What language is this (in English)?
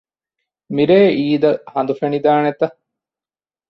Divehi